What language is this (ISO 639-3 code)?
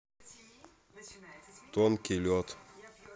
rus